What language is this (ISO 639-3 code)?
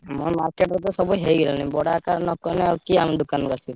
ori